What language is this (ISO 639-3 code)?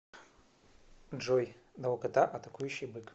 rus